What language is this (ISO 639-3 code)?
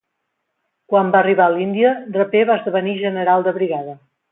cat